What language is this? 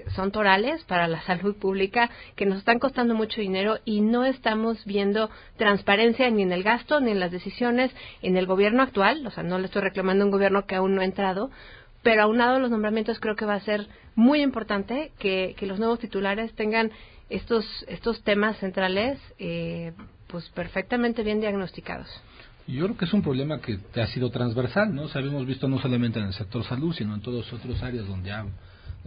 Spanish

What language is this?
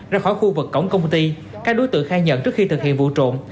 Vietnamese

